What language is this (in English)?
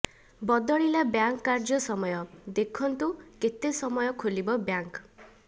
Odia